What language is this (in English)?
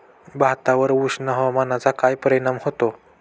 Marathi